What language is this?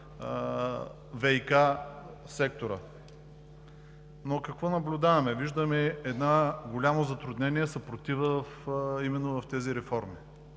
Bulgarian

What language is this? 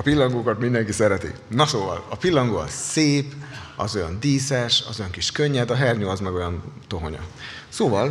Hungarian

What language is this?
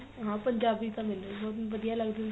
Punjabi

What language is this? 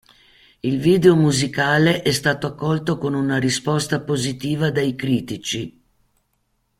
Italian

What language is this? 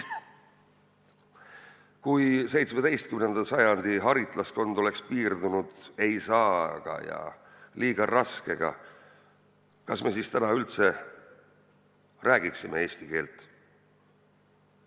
Estonian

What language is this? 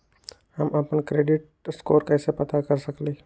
Magahi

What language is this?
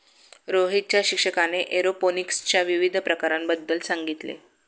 Marathi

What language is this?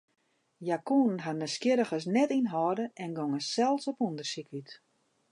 Western Frisian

